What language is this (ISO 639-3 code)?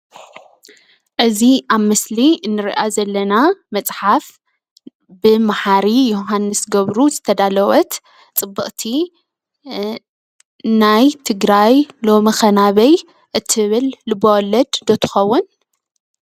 tir